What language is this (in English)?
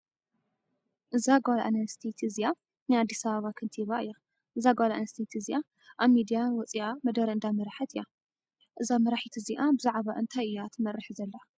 Tigrinya